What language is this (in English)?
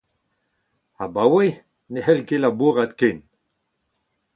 Breton